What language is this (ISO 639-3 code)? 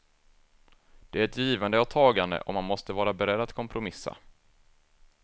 swe